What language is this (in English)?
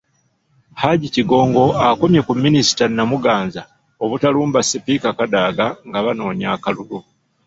Ganda